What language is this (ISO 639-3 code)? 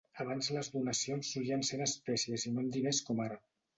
cat